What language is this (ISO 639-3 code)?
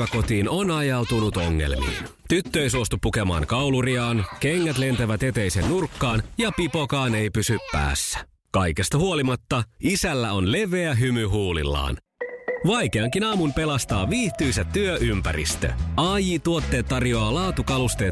fin